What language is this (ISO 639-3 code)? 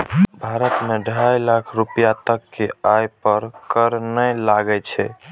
mai